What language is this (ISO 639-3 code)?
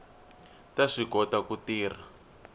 tso